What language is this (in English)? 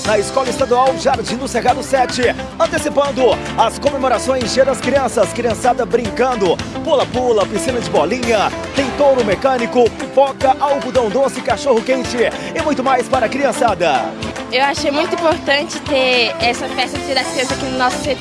Portuguese